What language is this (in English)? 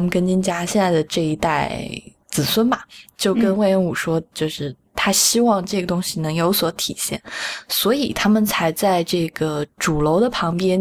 Chinese